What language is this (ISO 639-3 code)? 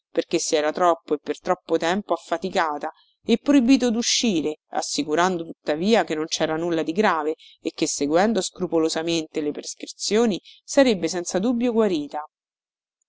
ita